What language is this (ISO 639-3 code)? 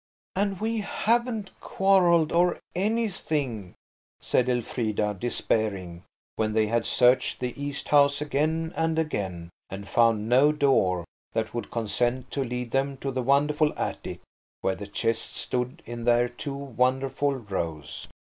eng